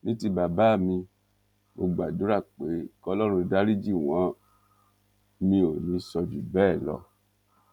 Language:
Yoruba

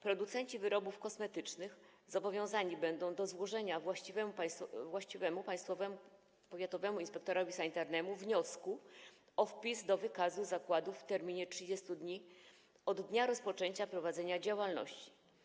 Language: Polish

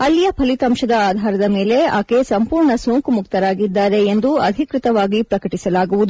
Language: Kannada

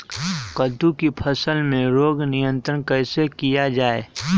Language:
Magahi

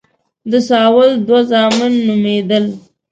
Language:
Pashto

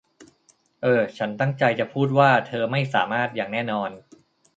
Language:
Thai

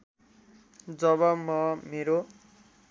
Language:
Nepali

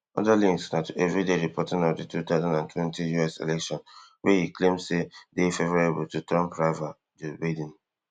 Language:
Nigerian Pidgin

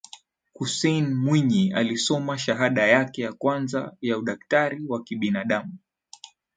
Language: Swahili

